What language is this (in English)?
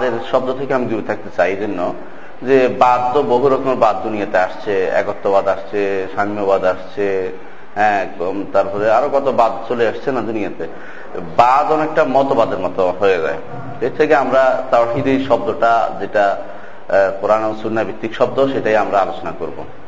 Bangla